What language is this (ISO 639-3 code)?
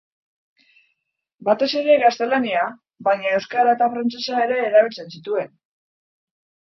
eus